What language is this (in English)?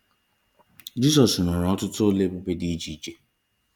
Igbo